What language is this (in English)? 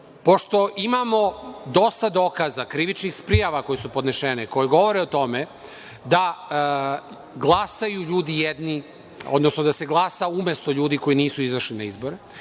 Serbian